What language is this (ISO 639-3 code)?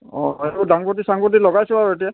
asm